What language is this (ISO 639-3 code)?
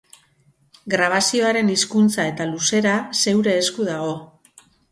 eus